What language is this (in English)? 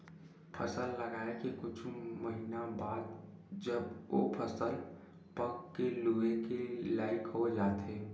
Chhattisgarhi